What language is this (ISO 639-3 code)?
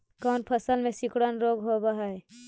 mag